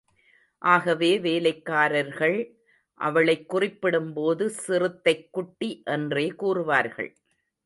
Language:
Tamil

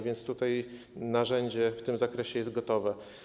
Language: Polish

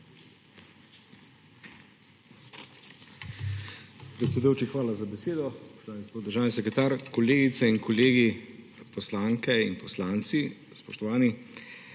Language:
Slovenian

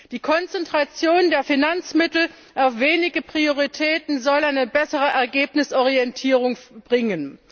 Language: German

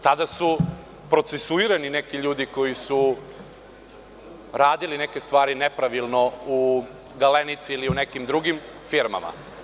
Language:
Serbian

